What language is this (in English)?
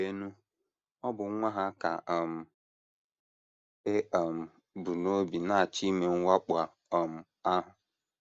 Igbo